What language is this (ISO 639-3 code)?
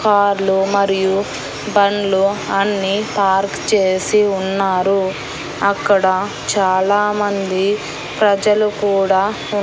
tel